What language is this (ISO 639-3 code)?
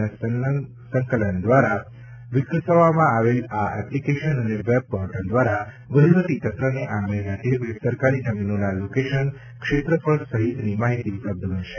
guj